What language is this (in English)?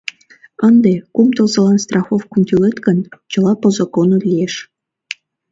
Mari